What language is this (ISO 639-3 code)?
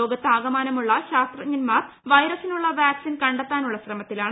mal